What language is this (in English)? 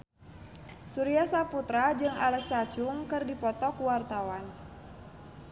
Sundanese